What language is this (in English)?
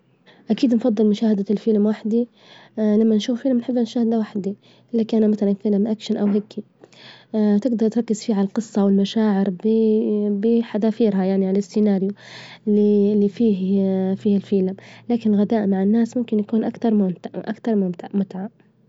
Libyan Arabic